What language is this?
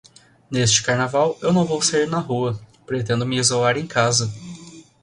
Portuguese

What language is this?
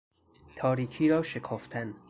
Persian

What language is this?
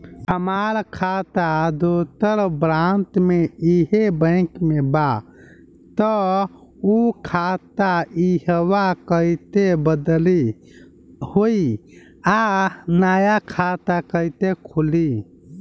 Bhojpuri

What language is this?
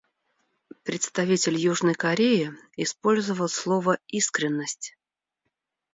Russian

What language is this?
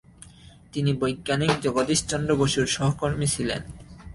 Bangla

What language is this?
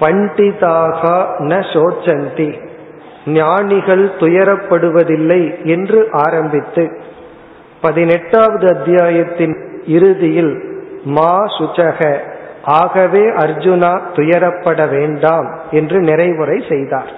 Tamil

